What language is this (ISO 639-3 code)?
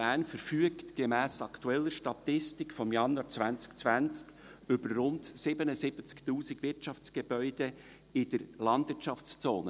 gsw